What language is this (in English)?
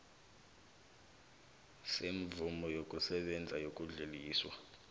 South Ndebele